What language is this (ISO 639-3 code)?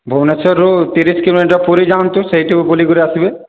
ori